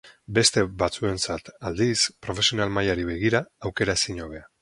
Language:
Basque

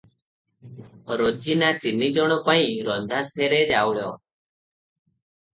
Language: Odia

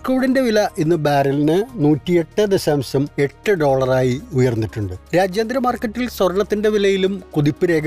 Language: Malayalam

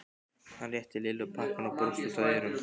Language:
Icelandic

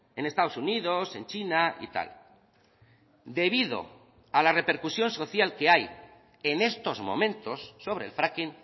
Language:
Spanish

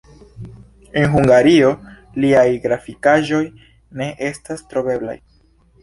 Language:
Esperanto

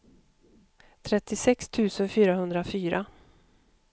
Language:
Swedish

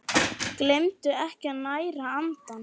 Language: Icelandic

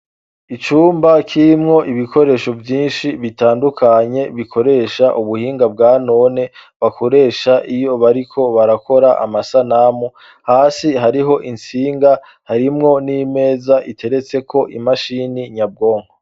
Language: Rundi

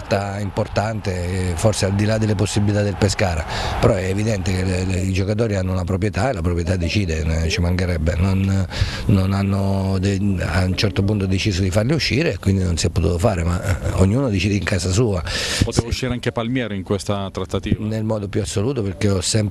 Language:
Italian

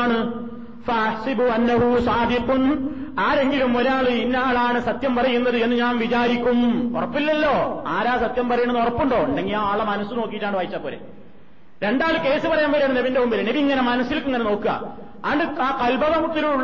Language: Malayalam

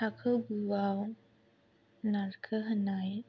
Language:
Bodo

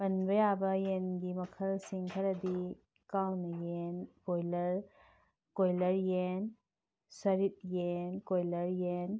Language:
Manipuri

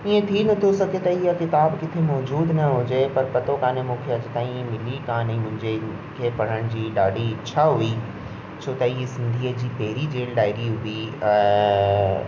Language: Sindhi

